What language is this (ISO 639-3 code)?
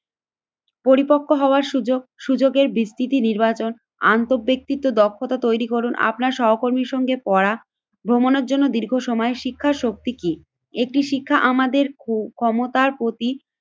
ben